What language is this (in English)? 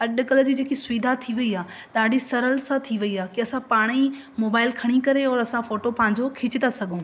Sindhi